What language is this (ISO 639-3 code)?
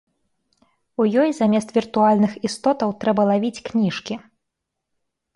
bel